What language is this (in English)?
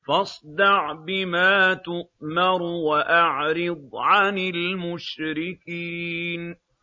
Arabic